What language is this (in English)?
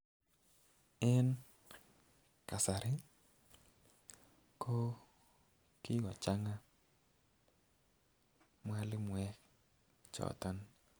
Kalenjin